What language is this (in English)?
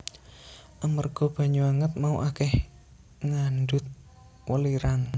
Javanese